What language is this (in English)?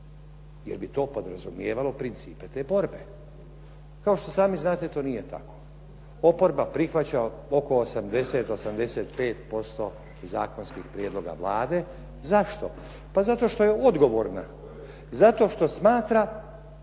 Croatian